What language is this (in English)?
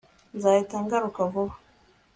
Kinyarwanda